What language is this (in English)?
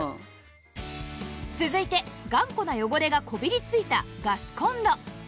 Japanese